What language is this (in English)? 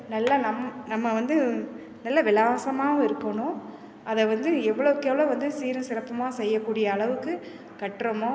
Tamil